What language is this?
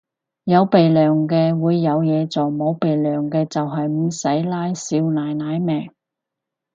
Cantonese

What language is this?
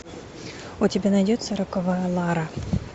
Russian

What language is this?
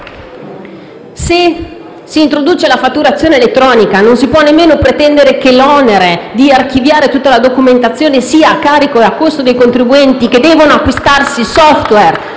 Italian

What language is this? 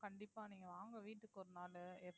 Tamil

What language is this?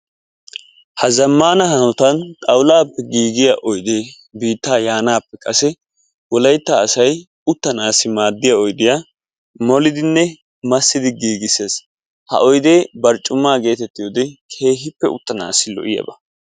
Wolaytta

